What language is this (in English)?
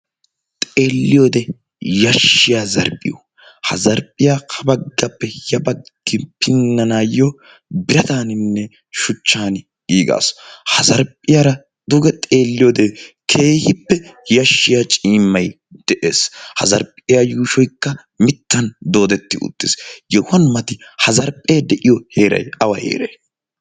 Wolaytta